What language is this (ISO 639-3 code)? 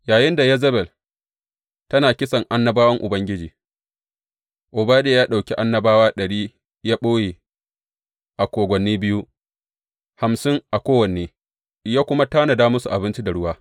hau